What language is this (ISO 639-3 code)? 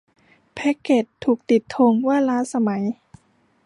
tha